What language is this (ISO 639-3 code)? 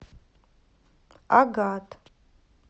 rus